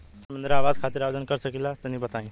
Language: Bhojpuri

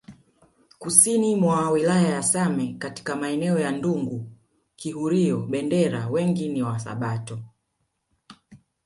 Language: Swahili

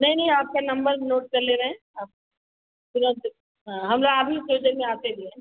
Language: Hindi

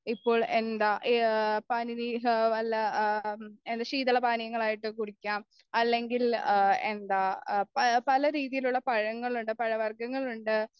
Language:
Malayalam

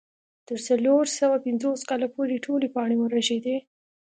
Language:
Pashto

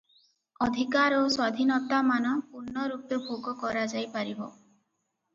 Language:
Odia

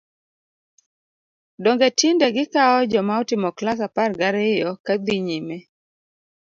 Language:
Luo (Kenya and Tanzania)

